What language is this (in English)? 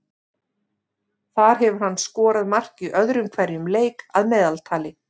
Icelandic